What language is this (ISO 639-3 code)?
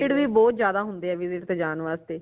pan